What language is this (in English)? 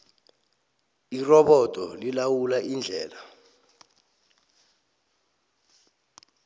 South Ndebele